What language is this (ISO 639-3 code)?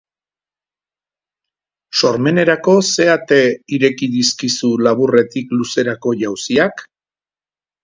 eus